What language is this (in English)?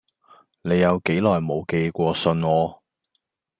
Cantonese